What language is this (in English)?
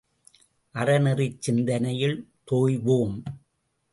Tamil